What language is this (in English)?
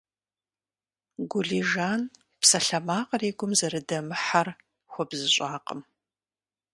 Kabardian